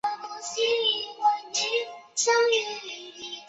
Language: Chinese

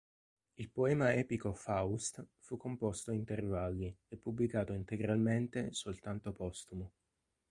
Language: Italian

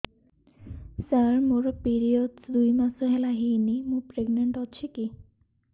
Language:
Odia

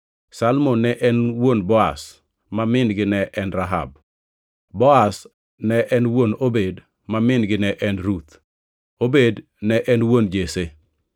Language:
Luo (Kenya and Tanzania)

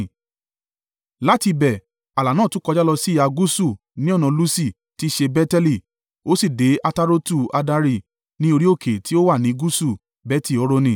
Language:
Yoruba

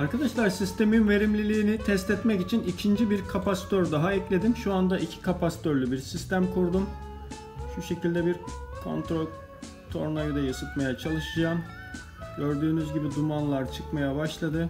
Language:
Turkish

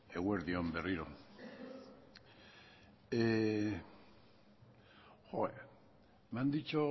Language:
Basque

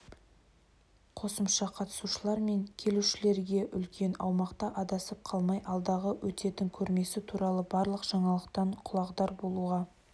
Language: Kazakh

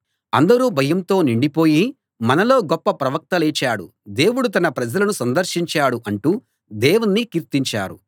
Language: Telugu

